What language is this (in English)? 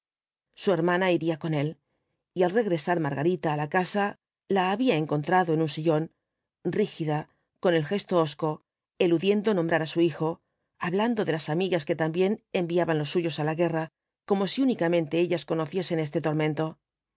Spanish